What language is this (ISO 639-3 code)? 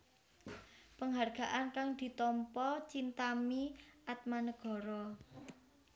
jav